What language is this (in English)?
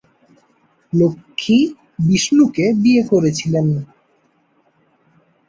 Bangla